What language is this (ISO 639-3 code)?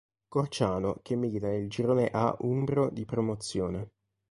ita